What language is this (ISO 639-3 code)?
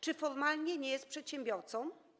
pol